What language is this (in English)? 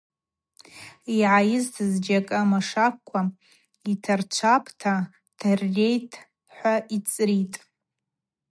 Abaza